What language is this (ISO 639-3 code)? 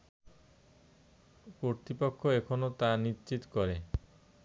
ben